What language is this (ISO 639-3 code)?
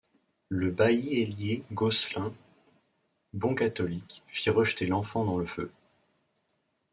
fra